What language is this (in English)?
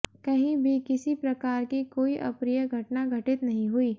Hindi